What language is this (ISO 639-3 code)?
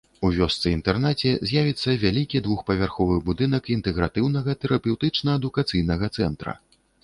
bel